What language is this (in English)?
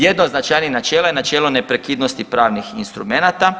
Croatian